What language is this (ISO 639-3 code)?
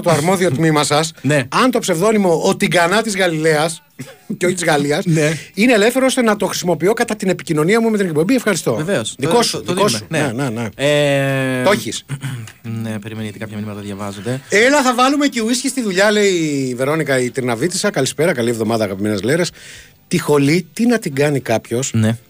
ell